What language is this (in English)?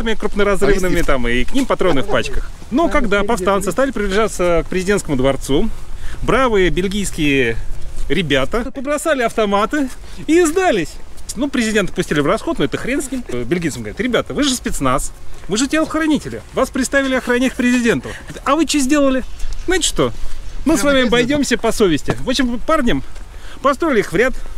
Russian